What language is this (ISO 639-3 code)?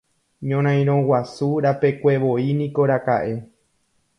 grn